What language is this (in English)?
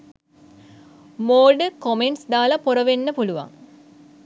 Sinhala